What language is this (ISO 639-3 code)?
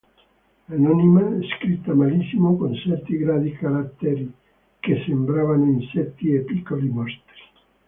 ita